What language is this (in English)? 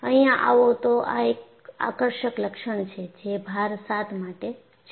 Gujarati